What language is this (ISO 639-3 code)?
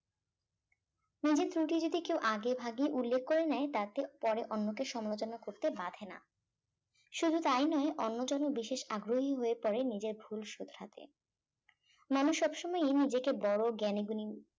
ben